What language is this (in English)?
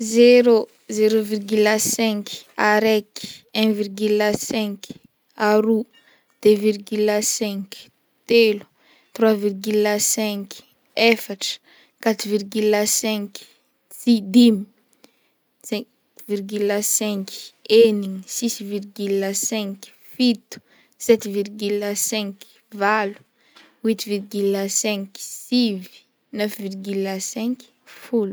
Northern Betsimisaraka Malagasy